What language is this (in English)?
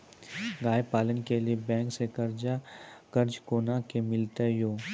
Maithili